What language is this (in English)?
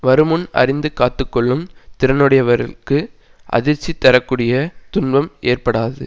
Tamil